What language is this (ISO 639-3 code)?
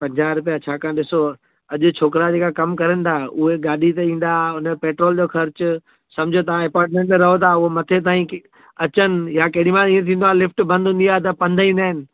snd